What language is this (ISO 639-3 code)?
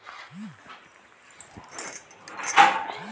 tel